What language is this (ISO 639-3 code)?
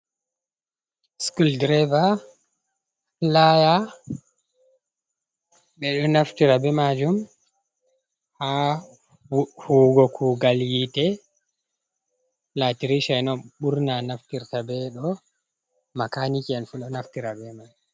ful